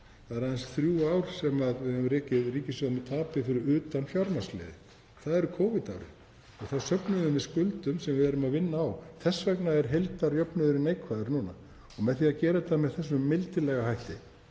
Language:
Icelandic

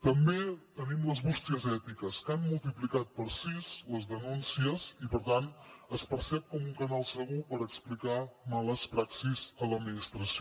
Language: Catalan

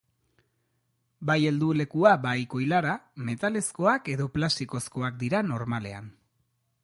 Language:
Basque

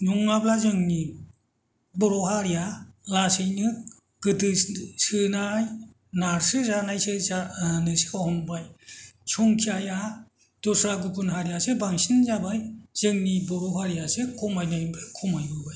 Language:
Bodo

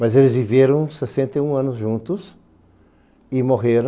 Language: Portuguese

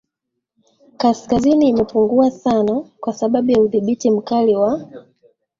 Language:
Swahili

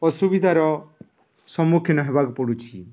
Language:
Odia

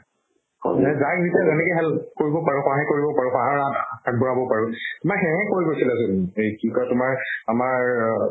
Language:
Assamese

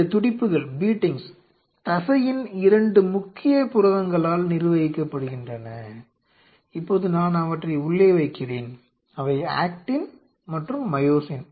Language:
Tamil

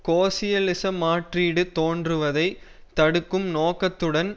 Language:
Tamil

